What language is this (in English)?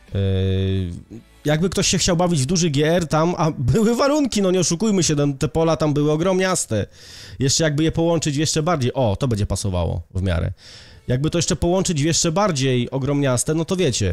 Polish